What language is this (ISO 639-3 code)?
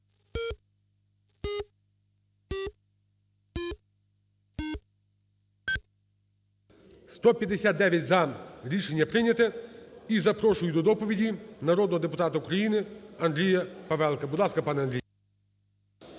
ukr